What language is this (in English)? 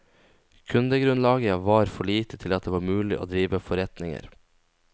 Norwegian